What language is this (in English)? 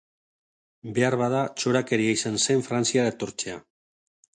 Basque